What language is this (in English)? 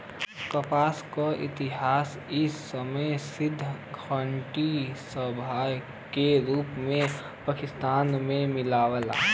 Bhojpuri